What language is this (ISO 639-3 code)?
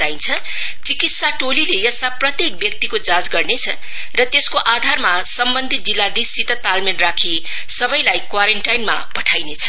nep